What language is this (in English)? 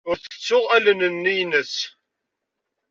Kabyle